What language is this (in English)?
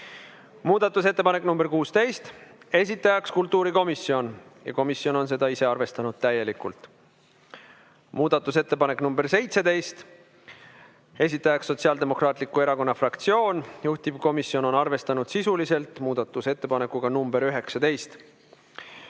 Estonian